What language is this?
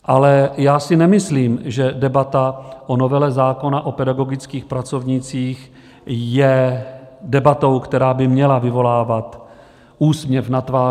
Czech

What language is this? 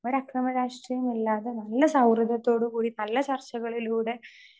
Malayalam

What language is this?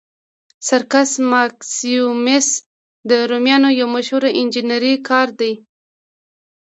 Pashto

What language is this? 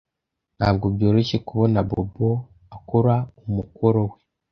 Kinyarwanda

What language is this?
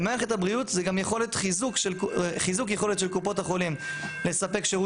Hebrew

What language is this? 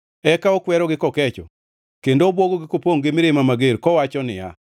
Luo (Kenya and Tanzania)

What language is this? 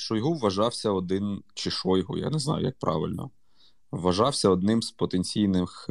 Ukrainian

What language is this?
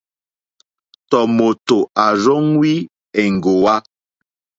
Mokpwe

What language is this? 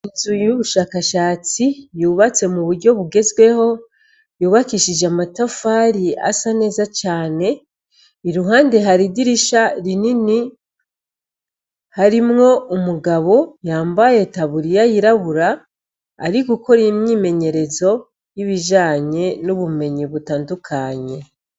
Rundi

